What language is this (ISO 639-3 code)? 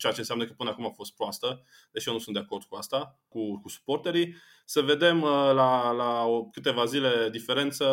ron